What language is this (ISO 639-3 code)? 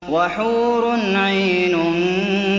ara